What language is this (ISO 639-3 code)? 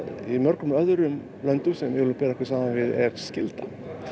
isl